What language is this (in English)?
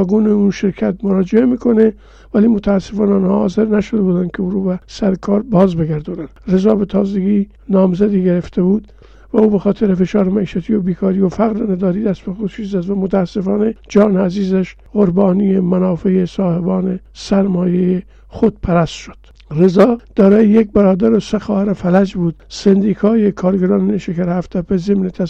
Persian